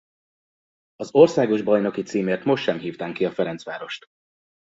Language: Hungarian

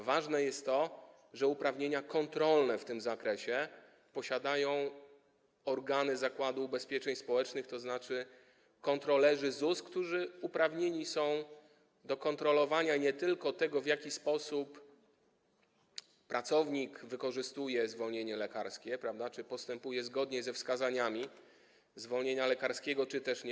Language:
Polish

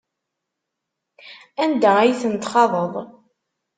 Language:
Kabyle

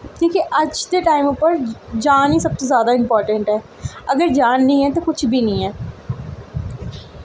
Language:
Dogri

